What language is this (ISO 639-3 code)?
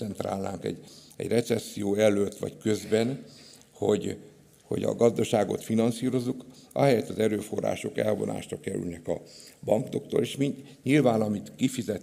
hun